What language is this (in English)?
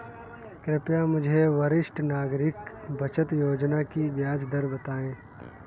Hindi